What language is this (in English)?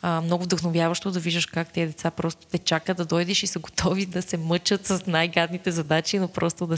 Bulgarian